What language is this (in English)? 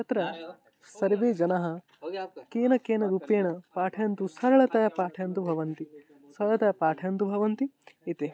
Sanskrit